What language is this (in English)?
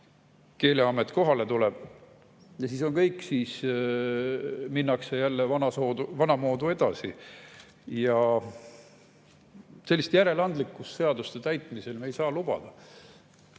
Estonian